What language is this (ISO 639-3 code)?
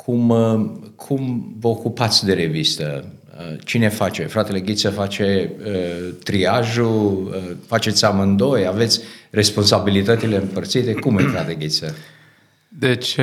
ron